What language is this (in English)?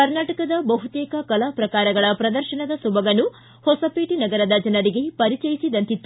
Kannada